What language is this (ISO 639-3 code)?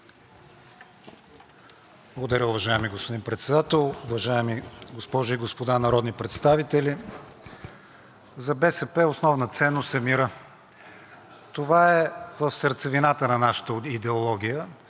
bul